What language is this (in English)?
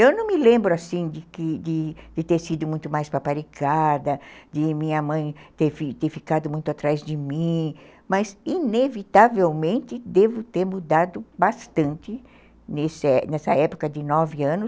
Portuguese